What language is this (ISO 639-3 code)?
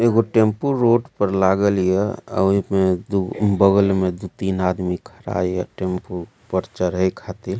mai